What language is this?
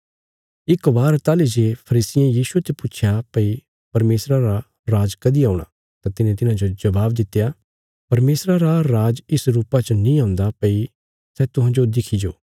Bilaspuri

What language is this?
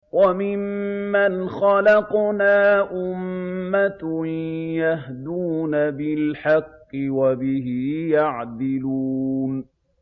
Arabic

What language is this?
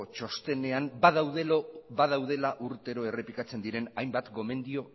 Basque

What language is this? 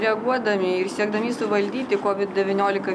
Lithuanian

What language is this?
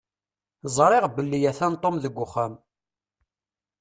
Kabyle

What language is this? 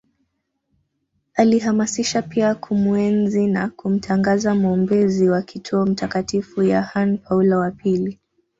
Swahili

